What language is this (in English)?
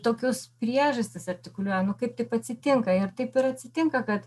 Lithuanian